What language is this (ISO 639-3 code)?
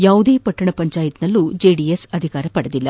kan